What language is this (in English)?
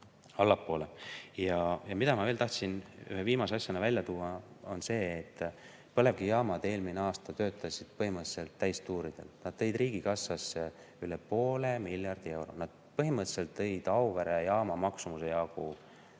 Estonian